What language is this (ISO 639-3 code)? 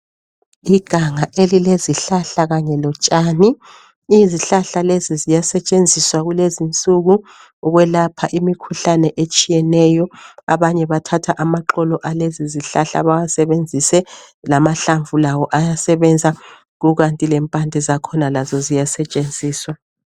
nde